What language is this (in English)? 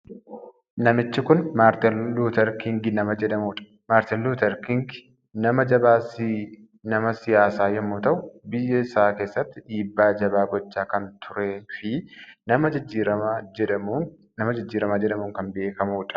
Oromo